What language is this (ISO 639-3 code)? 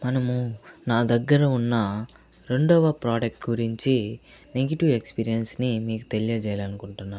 tel